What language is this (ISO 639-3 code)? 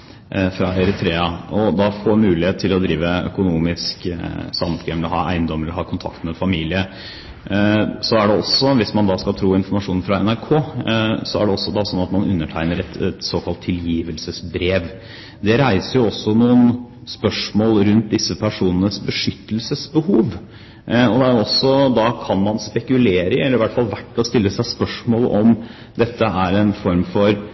nob